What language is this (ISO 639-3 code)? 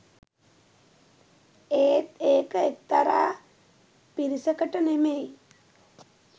sin